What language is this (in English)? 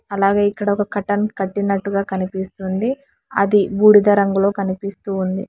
Telugu